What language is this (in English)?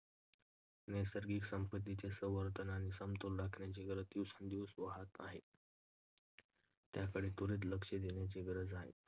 Marathi